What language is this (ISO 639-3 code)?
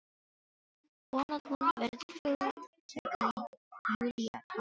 isl